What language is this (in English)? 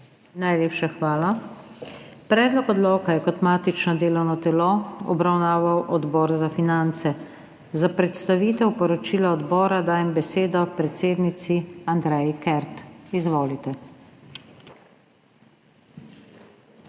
Slovenian